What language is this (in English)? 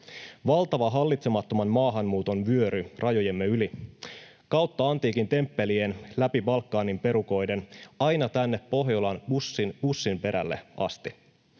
Finnish